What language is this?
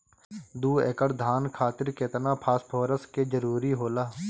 Bhojpuri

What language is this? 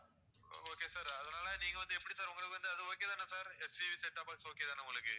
Tamil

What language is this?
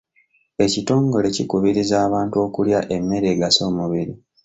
Ganda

